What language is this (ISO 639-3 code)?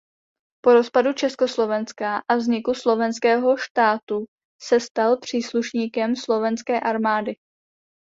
ces